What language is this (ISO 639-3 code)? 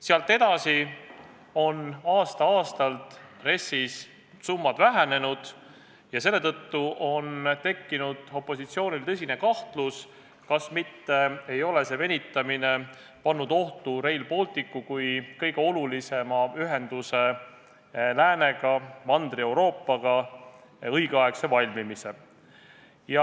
est